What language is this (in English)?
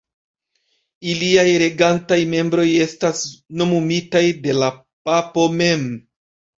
Esperanto